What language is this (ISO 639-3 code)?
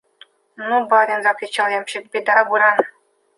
rus